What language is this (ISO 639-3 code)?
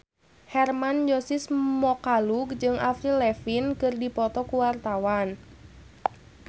sun